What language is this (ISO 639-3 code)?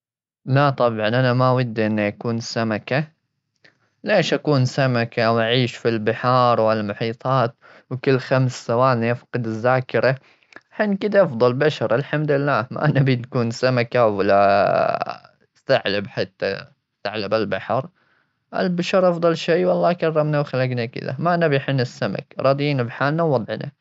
afb